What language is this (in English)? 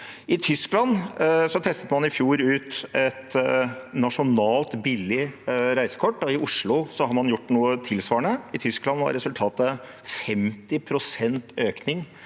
Norwegian